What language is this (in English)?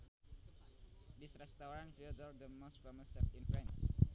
Sundanese